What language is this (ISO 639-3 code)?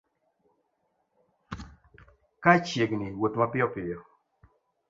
luo